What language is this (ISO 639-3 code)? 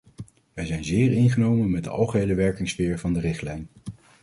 nld